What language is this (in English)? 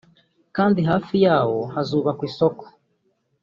Kinyarwanda